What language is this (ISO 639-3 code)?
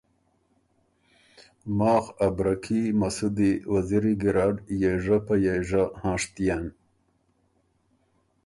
oru